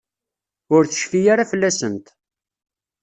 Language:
Kabyle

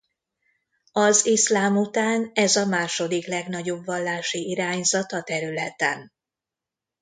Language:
Hungarian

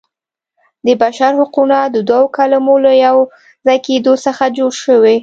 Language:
Pashto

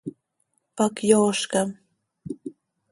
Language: Seri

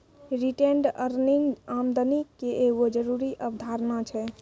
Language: Maithili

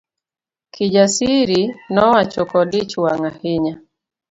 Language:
Luo (Kenya and Tanzania)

